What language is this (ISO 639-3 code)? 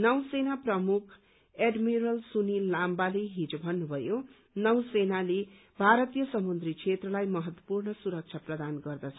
nep